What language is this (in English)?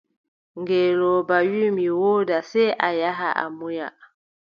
Adamawa Fulfulde